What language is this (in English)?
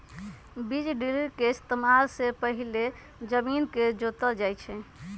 Magahi